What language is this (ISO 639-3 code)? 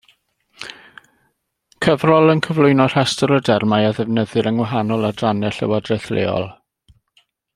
cym